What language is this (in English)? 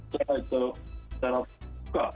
Indonesian